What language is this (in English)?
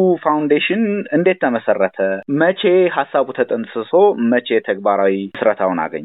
Amharic